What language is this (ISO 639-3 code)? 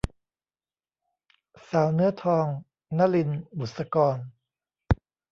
tha